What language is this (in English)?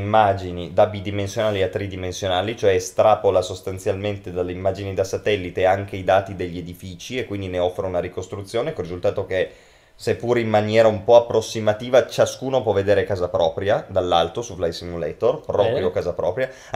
Italian